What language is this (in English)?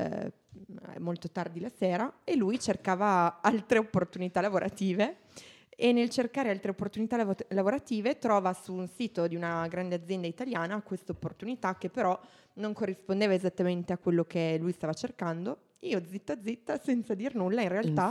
Italian